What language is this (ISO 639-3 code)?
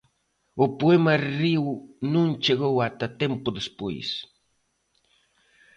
glg